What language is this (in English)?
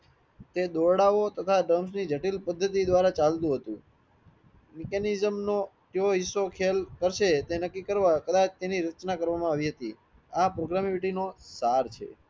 Gujarati